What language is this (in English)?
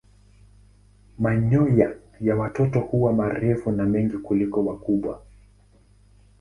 Swahili